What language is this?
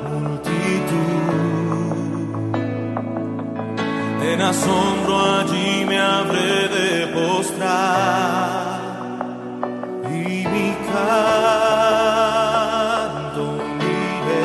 Spanish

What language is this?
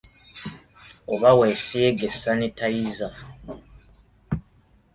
Ganda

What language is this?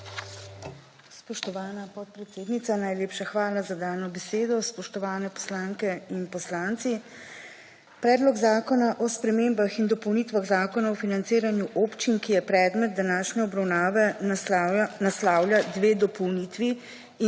Slovenian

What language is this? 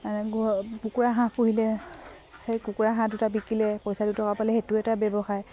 Assamese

